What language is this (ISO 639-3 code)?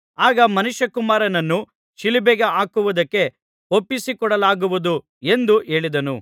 kan